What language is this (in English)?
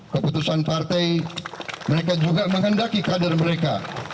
Indonesian